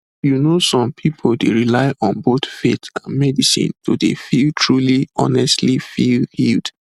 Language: Nigerian Pidgin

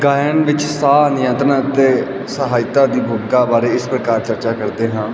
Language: Punjabi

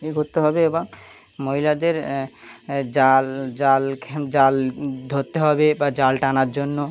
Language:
Bangla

